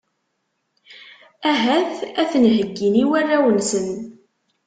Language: Kabyle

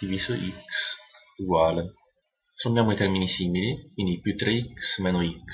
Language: Italian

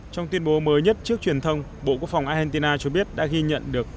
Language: Vietnamese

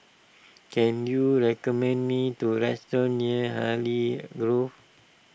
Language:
English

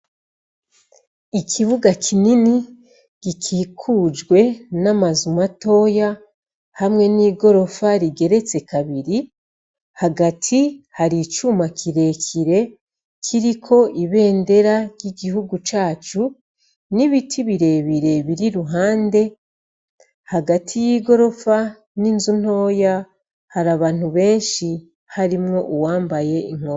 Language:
Rundi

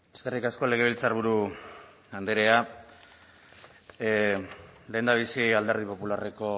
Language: Basque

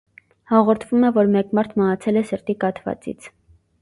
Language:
Armenian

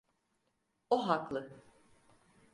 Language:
Turkish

